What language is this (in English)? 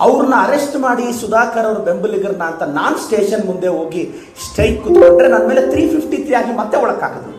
Kannada